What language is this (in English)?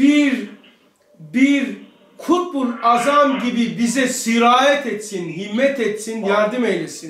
Turkish